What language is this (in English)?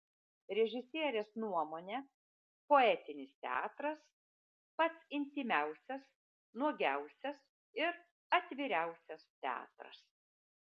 Lithuanian